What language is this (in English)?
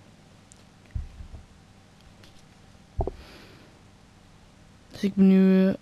Dutch